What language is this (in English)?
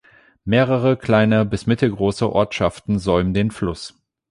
German